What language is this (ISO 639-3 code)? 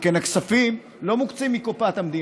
heb